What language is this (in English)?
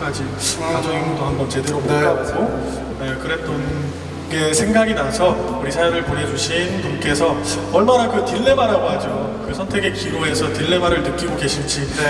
Korean